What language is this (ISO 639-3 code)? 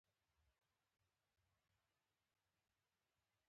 pus